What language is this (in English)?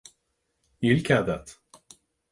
Irish